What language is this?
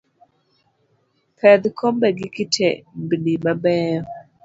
Luo (Kenya and Tanzania)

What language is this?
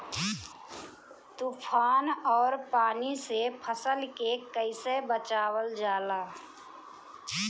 Bhojpuri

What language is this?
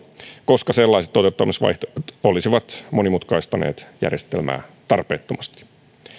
Finnish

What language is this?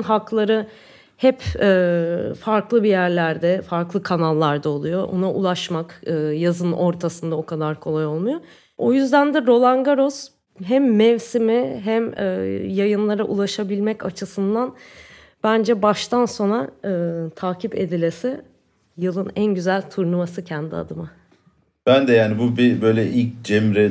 Turkish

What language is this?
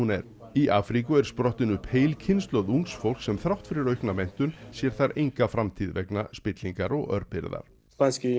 Icelandic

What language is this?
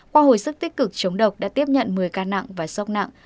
Vietnamese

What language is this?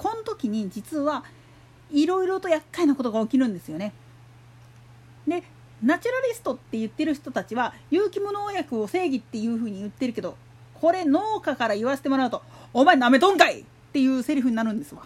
Japanese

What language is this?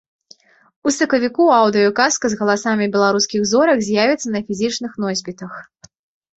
Belarusian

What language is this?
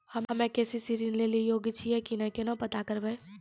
Maithili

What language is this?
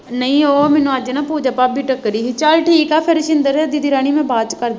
Punjabi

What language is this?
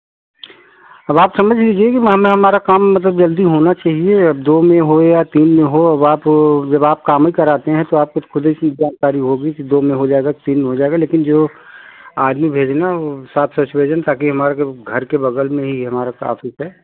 Hindi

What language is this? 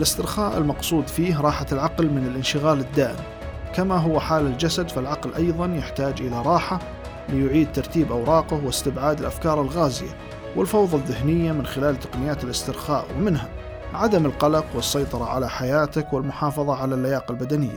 Arabic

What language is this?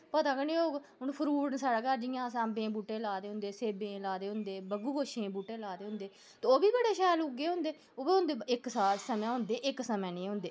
Dogri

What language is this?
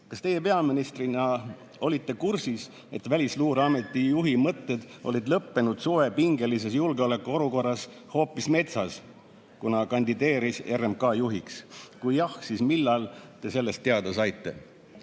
Estonian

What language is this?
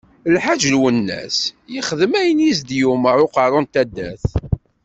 Kabyle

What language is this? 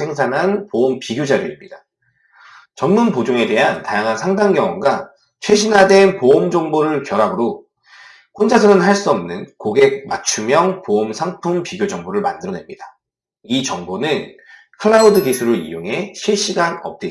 Korean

